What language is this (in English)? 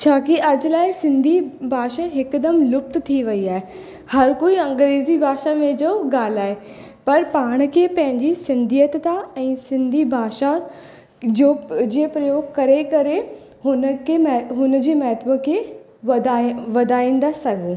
Sindhi